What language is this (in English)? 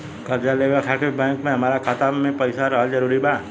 Bhojpuri